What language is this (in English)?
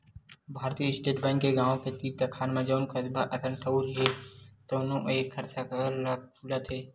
Chhattisgarhi